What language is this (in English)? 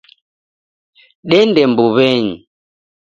Taita